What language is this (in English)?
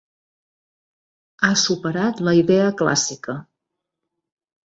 Catalan